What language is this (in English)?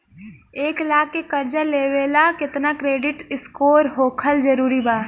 Bhojpuri